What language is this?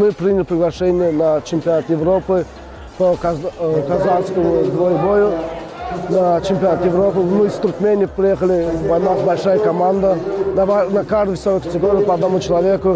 Russian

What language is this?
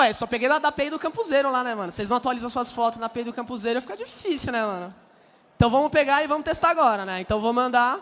Portuguese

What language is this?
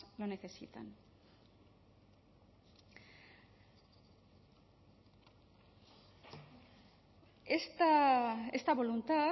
Spanish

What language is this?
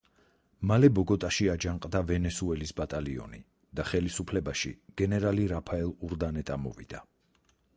Georgian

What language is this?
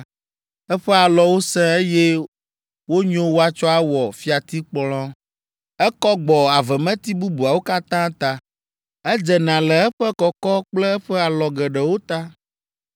Ewe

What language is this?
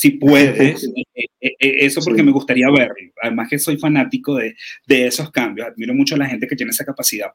Spanish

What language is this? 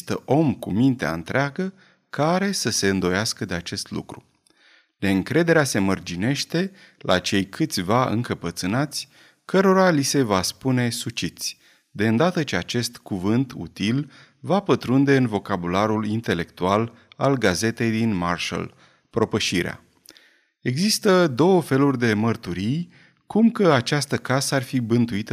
Romanian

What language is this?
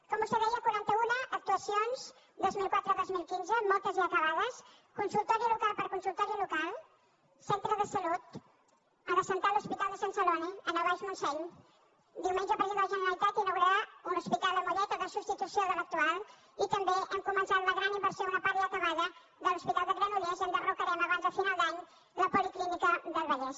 Catalan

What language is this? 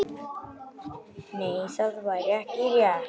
Icelandic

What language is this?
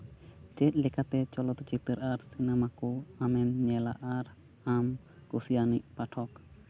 Santali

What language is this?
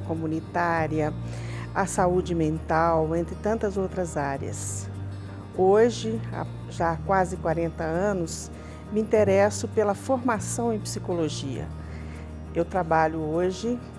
Portuguese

